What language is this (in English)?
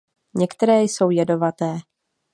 Czech